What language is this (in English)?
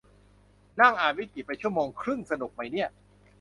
Thai